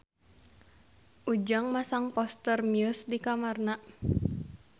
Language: Sundanese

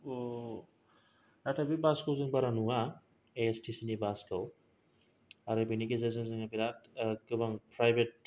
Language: Bodo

